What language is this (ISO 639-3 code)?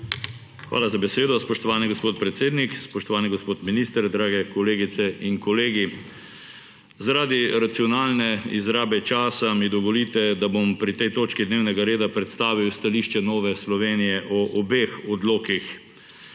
slv